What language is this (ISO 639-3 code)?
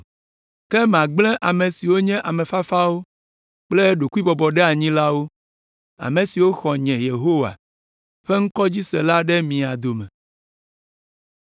ewe